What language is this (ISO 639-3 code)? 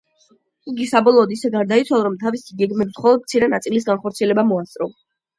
kat